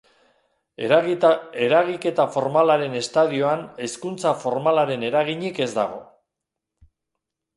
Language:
Basque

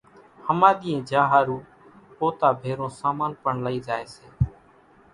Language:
Kachi Koli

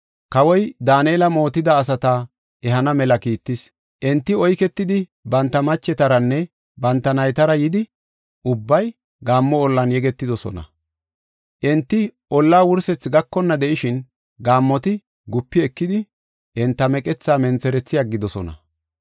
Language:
Gofa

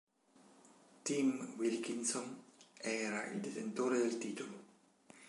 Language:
Italian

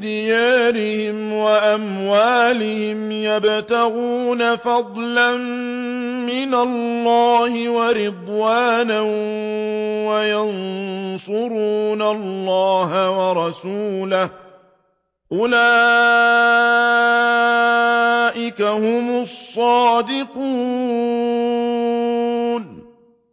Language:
Arabic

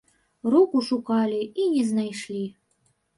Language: Belarusian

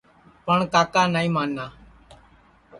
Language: Sansi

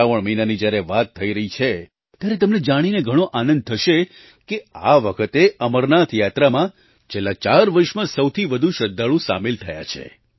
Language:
Gujarati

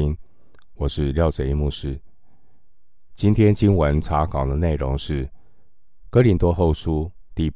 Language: Chinese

